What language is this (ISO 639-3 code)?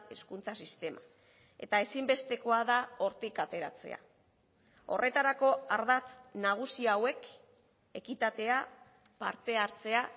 eus